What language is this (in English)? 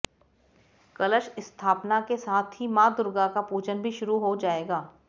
Hindi